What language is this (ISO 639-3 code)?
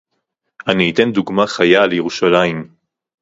heb